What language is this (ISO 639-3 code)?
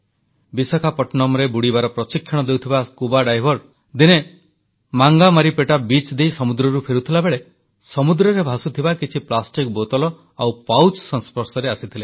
ori